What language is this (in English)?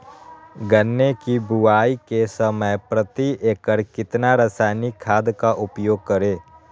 Magahi